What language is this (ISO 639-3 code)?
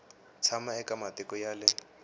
tso